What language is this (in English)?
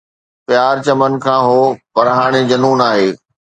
Sindhi